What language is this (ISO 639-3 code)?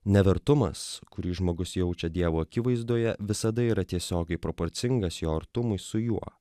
lit